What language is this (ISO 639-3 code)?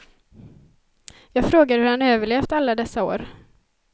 swe